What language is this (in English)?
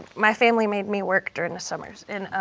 English